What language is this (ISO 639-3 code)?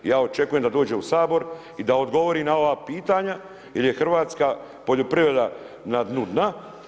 hrv